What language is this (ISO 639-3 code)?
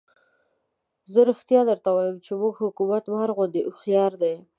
pus